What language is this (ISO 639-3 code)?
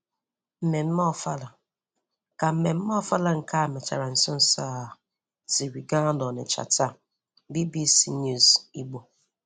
ibo